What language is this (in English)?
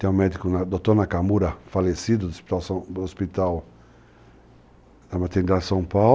Portuguese